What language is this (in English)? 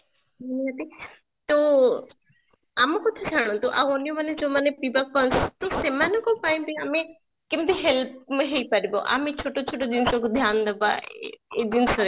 Odia